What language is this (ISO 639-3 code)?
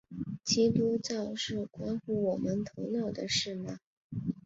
zho